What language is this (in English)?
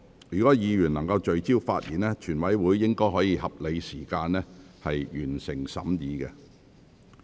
Cantonese